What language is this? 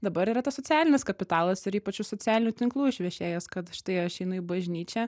Lithuanian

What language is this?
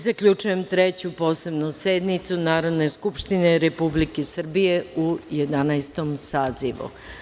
Serbian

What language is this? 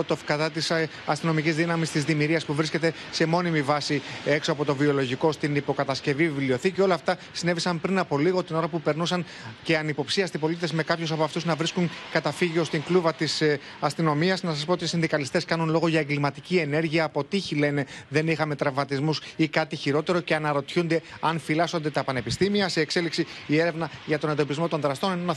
Greek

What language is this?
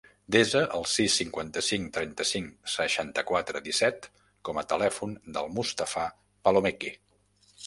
Catalan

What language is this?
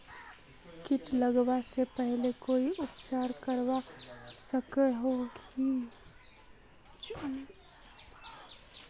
Magahi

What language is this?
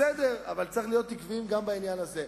Hebrew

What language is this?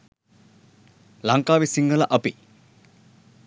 Sinhala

